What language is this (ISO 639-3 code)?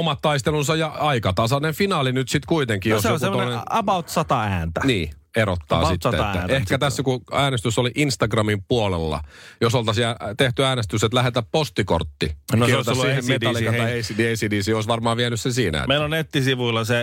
fin